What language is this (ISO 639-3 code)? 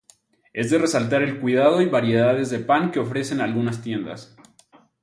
spa